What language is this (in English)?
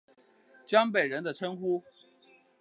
Chinese